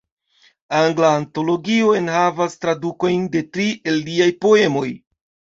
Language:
Esperanto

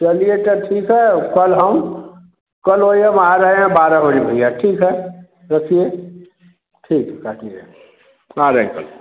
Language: Hindi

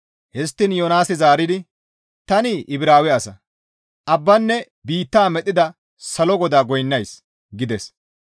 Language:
Gamo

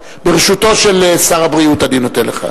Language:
Hebrew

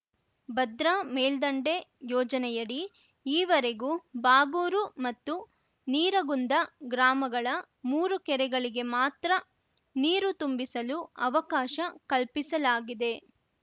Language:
Kannada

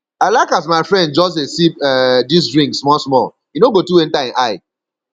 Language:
Nigerian Pidgin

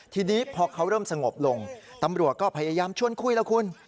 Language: Thai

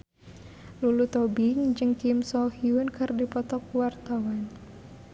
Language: Sundanese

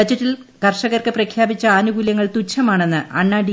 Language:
Malayalam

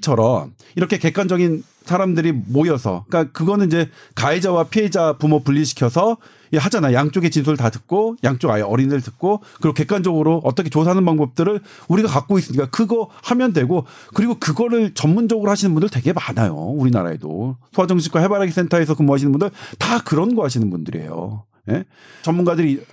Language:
Korean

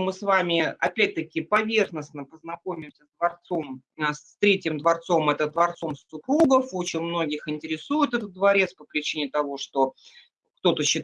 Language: Russian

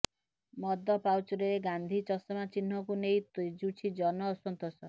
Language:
Odia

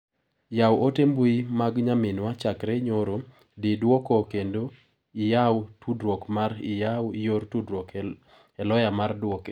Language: Luo (Kenya and Tanzania)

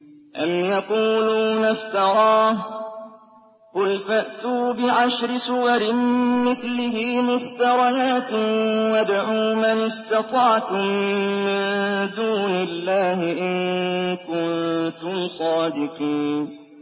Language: Arabic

